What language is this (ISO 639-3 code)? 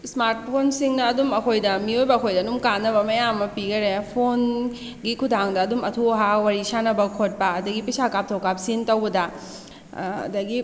mni